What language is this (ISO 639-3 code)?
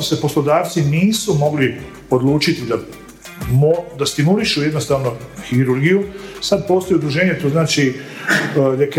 hrv